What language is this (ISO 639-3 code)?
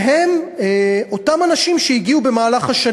heb